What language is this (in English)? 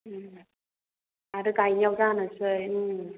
Bodo